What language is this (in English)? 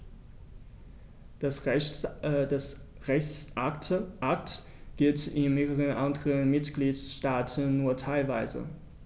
German